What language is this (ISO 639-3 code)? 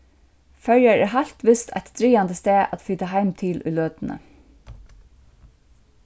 fao